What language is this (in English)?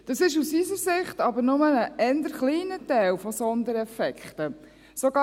Swiss German